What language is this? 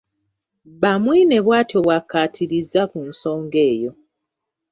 Ganda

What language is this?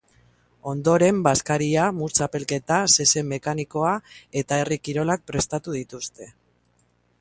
Basque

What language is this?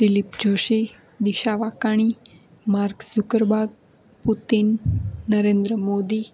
Gujarati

